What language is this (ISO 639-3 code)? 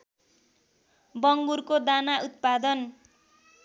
nep